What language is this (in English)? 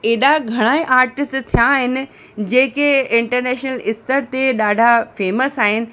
Sindhi